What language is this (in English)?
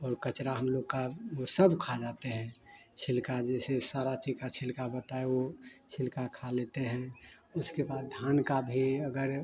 Hindi